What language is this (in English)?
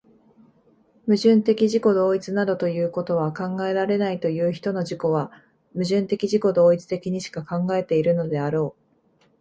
Japanese